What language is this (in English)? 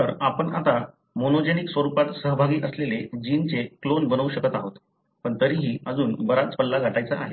Marathi